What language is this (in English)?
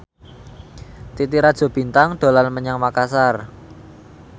Javanese